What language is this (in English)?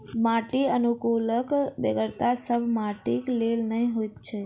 Maithili